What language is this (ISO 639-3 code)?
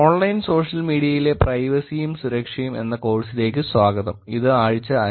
mal